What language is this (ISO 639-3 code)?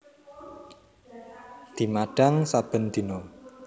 jav